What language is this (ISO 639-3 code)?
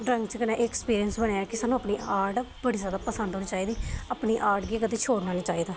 doi